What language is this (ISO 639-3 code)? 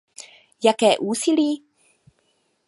ces